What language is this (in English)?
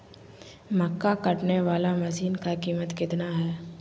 Magahi